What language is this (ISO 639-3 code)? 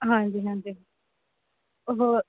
pan